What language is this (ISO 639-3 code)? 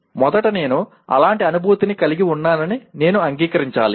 tel